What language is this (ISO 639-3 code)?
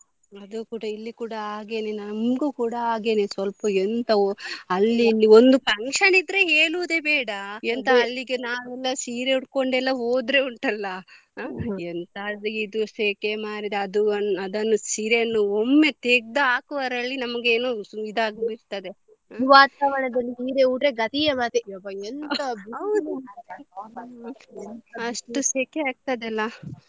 kan